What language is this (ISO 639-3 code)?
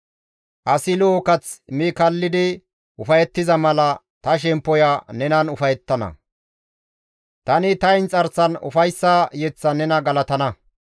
gmv